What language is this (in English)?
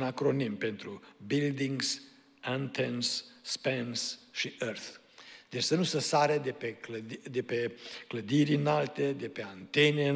Romanian